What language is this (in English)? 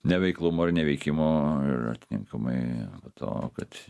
Lithuanian